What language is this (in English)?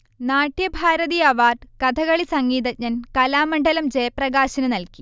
Malayalam